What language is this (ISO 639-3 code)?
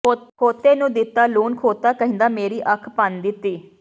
pan